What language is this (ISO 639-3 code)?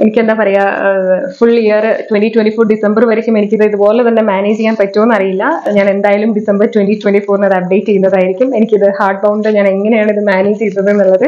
mal